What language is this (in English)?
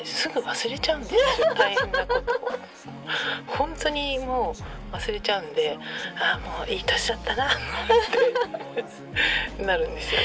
Japanese